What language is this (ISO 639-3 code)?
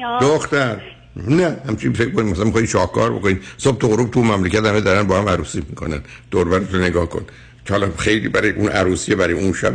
fas